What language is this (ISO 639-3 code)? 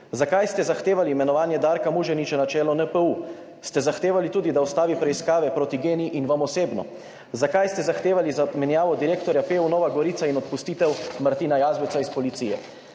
slv